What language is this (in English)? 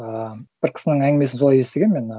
Kazakh